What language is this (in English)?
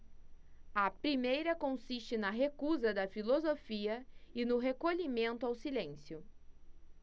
Portuguese